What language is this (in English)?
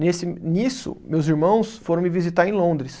Portuguese